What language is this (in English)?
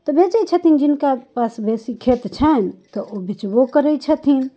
Maithili